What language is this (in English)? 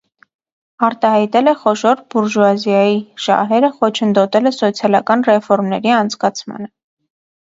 Armenian